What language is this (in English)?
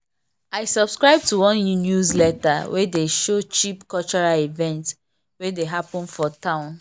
Nigerian Pidgin